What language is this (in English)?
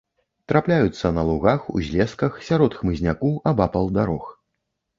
Belarusian